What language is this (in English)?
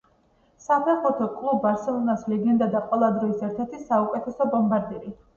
Georgian